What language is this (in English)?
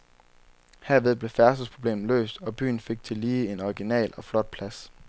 Danish